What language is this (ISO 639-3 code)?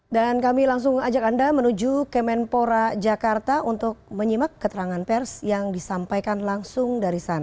ind